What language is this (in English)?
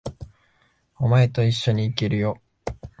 Japanese